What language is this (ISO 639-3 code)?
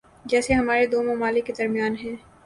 urd